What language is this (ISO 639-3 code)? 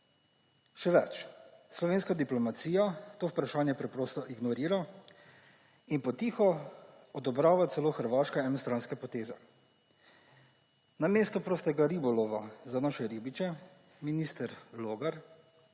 slv